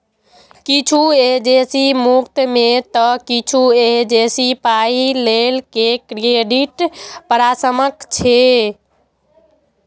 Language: Maithili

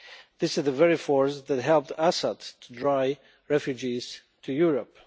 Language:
English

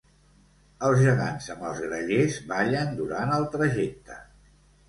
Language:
Catalan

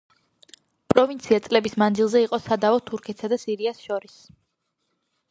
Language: Georgian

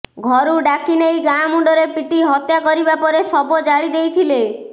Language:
Odia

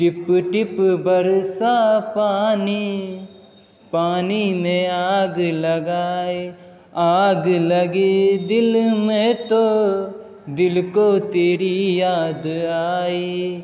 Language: Maithili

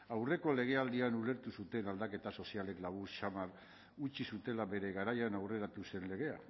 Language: Basque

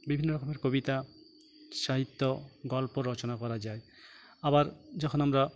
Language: Bangla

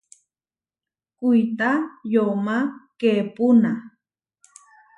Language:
Huarijio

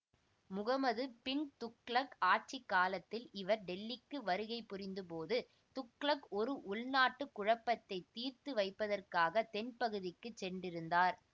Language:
Tamil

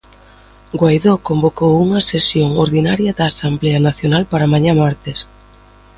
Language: Galician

